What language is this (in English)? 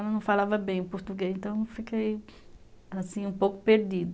Portuguese